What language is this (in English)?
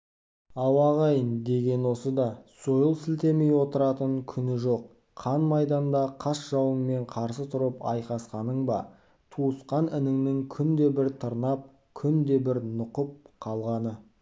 Kazakh